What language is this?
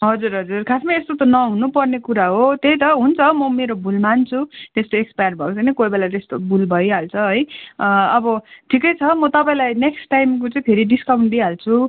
Nepali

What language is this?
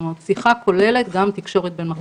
Hebrew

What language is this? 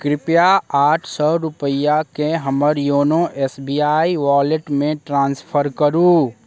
Maithili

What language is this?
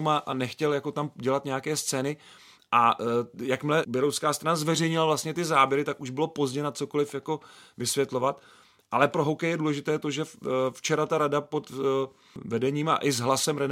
Czech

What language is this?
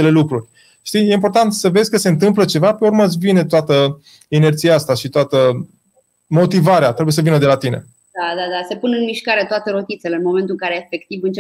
Romanian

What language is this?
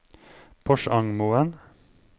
Norwegian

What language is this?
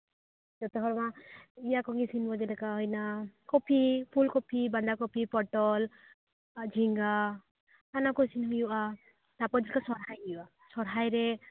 Santali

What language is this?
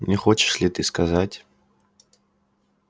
Russian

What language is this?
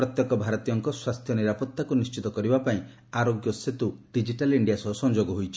Odia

